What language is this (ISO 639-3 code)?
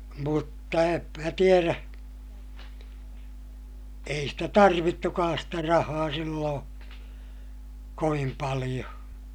fin